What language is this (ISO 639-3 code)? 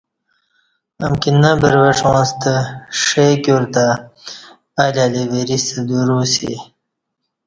bsh